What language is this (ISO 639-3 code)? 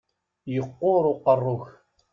kab